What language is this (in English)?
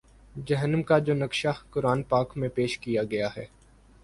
Urdu